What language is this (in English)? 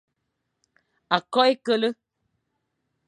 Fang